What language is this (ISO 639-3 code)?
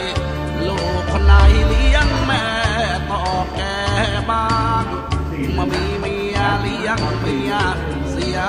tha